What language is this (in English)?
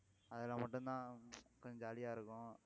Tamil